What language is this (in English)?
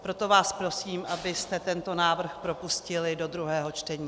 Czech